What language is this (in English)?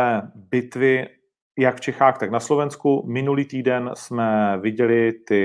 Czech